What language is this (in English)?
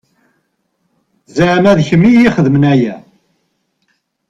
Kabyle